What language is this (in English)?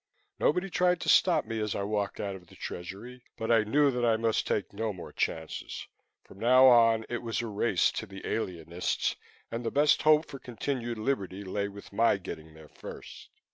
English